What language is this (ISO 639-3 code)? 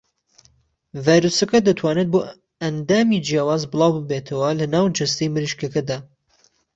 ckb